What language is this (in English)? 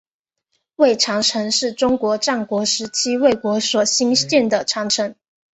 Chinese